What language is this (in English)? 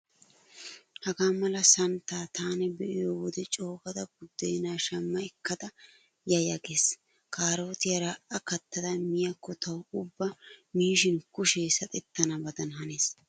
Wolaytta